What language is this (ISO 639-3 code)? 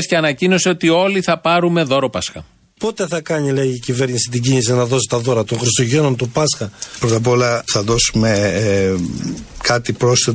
ell